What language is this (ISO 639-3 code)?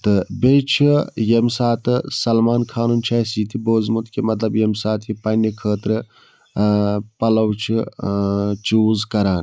kas